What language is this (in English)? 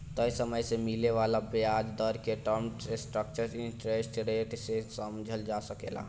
Bhojpuri